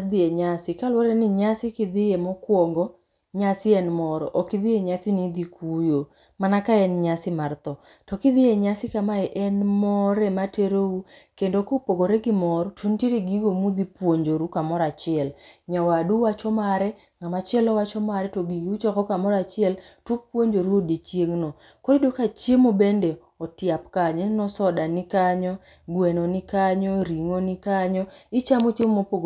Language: Luo (Kenya and Tanzania)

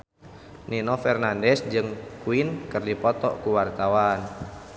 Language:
Sundanese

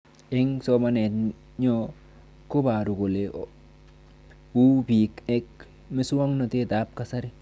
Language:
Kalenjin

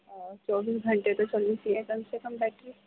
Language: Urdu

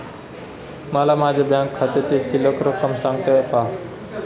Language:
Marathi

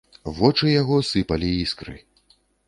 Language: Belarusian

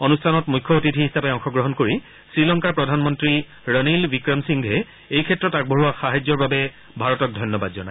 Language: Assamese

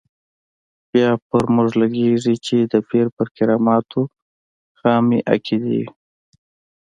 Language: Pashto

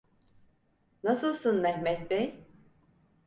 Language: Turkish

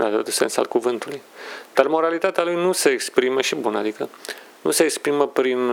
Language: Romanian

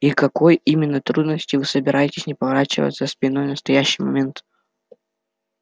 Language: Russian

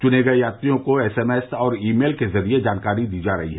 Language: Hindi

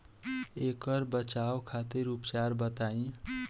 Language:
Bhojpuri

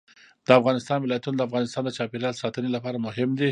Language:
Pashto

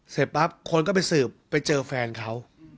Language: Thai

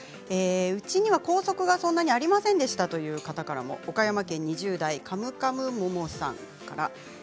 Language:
Japanese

